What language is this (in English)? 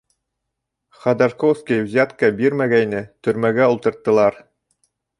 Bashkir